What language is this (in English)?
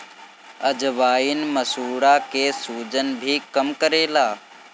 Bhojpuri